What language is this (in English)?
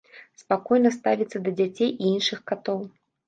Belarusian